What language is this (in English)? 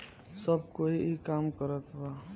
Bhojpuri